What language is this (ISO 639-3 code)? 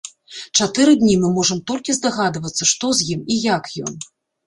bel